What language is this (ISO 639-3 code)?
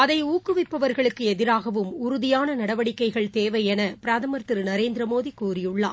tam